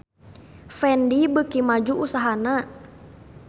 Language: Sundanese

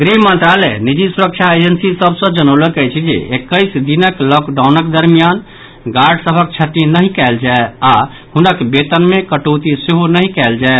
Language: Maithili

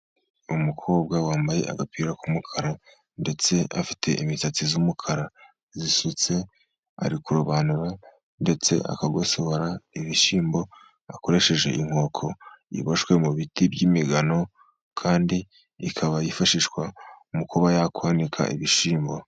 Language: Kinyarwanda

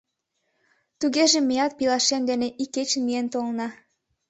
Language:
Mari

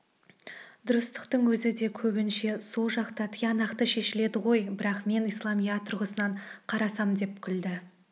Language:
Kazakh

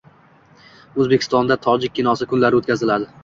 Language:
Uzbek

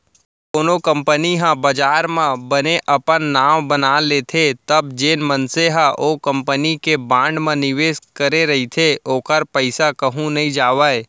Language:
Chhattisgarhi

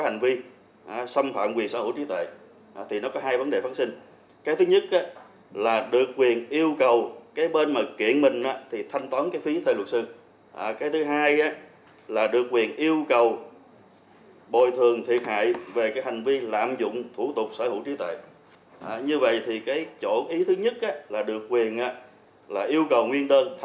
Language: Vietnamese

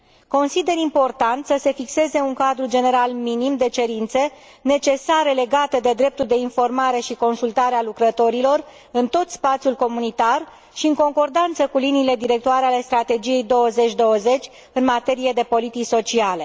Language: Romanian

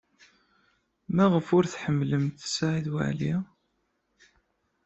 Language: Kabyle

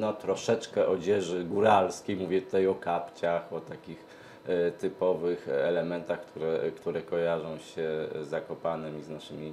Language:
Polish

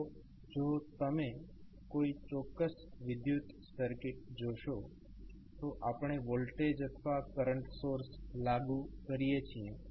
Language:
Gujarati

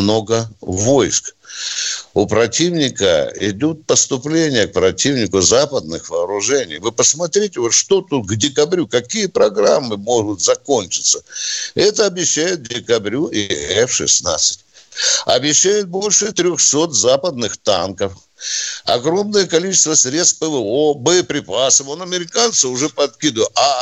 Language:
Russian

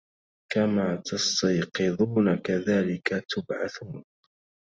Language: Arabic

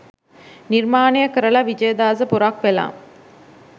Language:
Sinhala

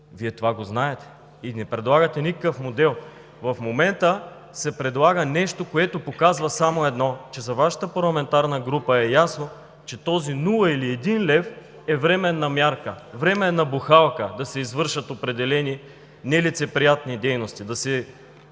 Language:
Bulgarian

